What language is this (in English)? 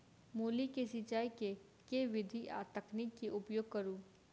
Maithili